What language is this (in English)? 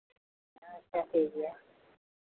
Santali